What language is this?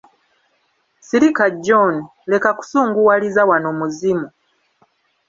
Ganda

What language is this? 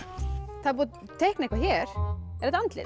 Icelandic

